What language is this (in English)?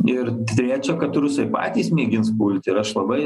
Lithuanian